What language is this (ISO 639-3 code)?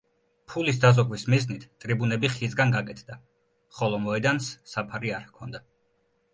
kat